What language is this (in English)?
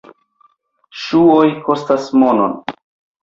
Esperanto